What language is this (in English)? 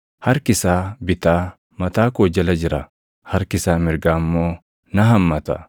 Oromo